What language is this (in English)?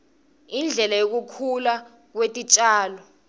Swati